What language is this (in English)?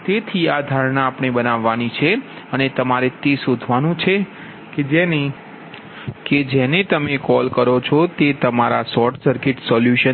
Gujarati